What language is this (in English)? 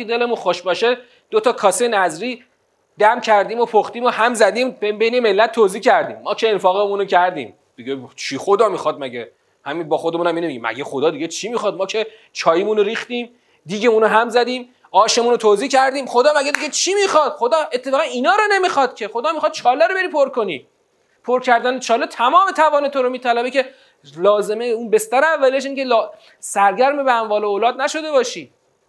Persian